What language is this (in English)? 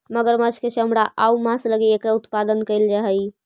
Magahi